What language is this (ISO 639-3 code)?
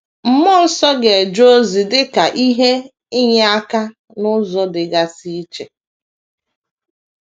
ibo